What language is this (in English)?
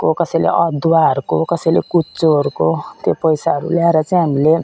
Nepali